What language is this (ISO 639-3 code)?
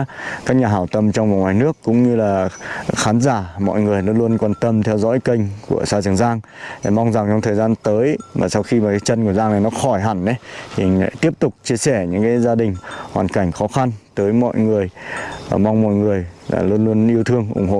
vie